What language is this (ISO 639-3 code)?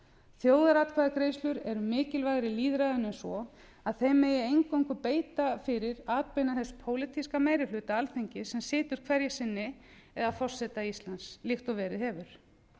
isl